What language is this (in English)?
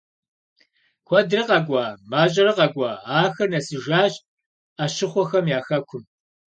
Kabardian